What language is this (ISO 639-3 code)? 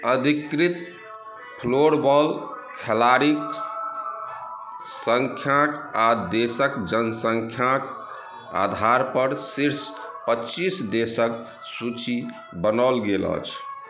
mai